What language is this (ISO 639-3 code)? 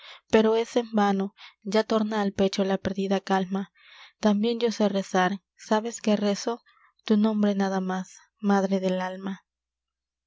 spa